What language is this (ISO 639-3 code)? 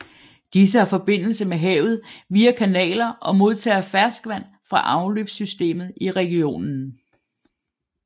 dan